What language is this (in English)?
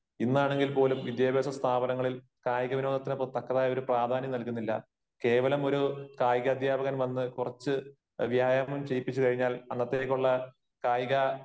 Malayalam